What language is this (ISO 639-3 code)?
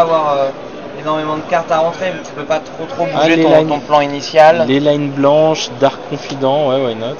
fra